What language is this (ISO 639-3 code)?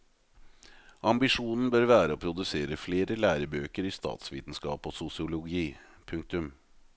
nor